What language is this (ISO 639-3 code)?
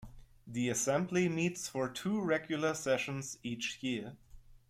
eng